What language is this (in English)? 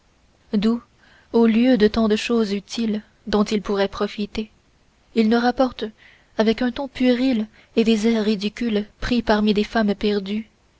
French